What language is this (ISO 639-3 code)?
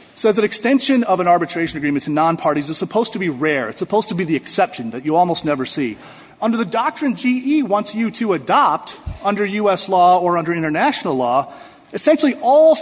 eng